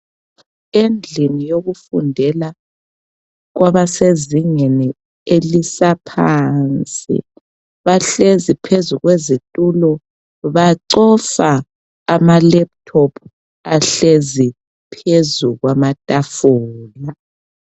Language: North Ndebele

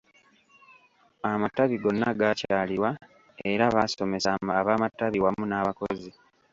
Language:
Ganda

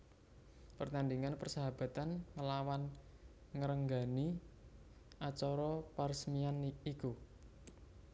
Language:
Javanese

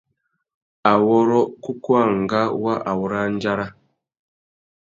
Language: Tuki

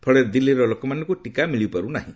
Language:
Odia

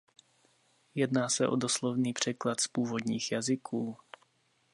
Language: Czech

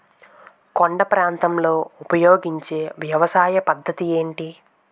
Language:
Telugu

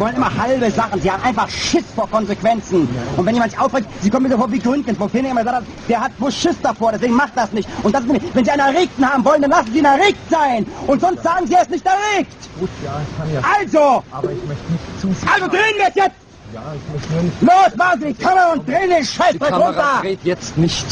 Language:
German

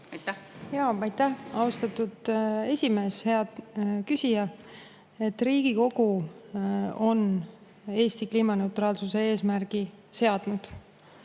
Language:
Estonian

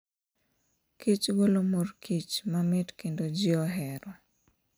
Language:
Luo (Kenya and Tanzania)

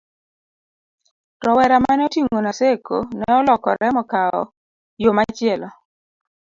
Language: Luo (Kenya and Tanzania)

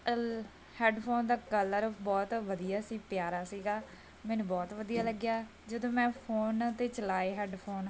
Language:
Punjabi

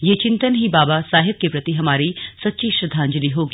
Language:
Hindi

